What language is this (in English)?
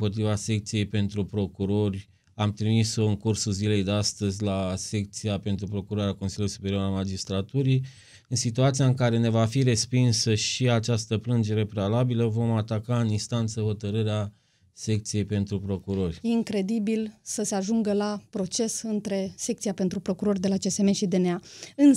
Romanian